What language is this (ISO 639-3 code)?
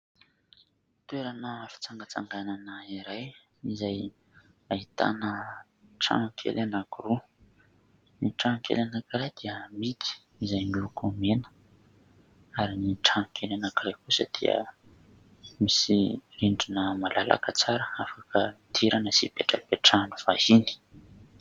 mlg